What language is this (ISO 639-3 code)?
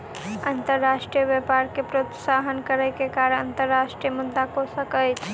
mai